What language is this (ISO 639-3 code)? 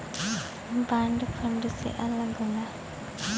bho